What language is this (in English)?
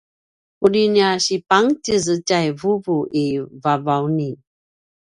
Paiwan